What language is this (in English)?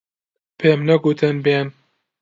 Central Kurdish